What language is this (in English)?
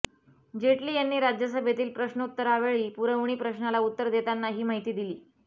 Marathi